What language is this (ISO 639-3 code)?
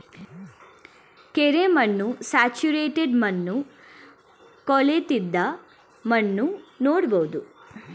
kan